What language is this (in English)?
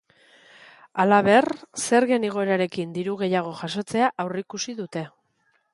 Basque